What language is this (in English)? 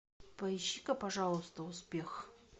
Russian